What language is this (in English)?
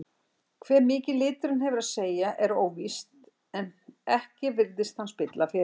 Icelandic